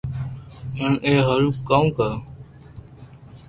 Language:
Loarki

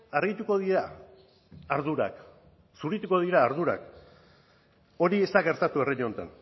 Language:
Basque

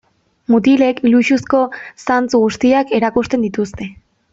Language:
Basque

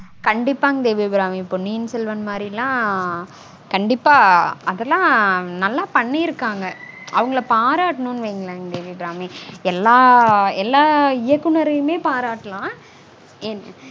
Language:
Tamil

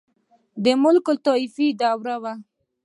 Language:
Pashto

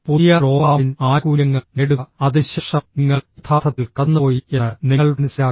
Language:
Malayalam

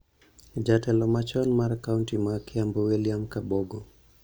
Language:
Luo (Kenya and Tanzania)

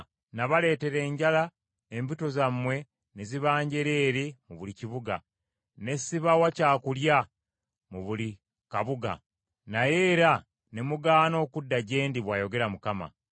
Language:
Ganda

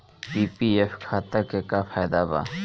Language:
Bhojpuri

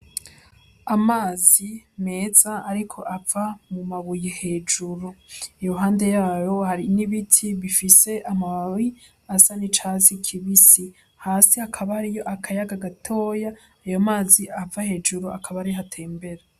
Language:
Rundi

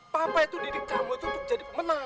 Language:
Indonesian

